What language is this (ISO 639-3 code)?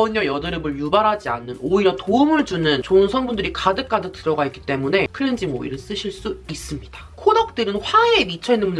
kor